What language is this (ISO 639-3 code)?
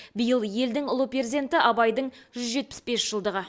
kaz